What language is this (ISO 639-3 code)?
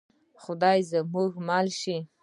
pus